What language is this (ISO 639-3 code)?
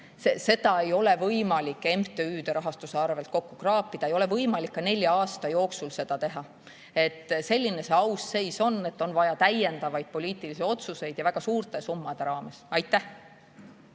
est